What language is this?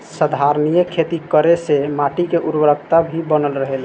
Bhojpuri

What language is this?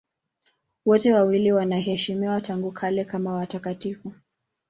Swahili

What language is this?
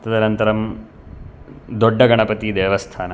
Sanskrit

